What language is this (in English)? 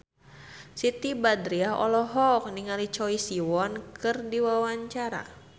Sundanese